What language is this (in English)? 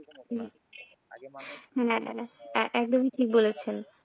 Bangla